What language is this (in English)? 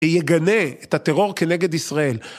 Hebrew